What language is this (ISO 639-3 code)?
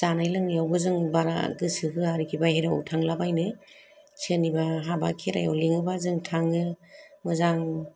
brx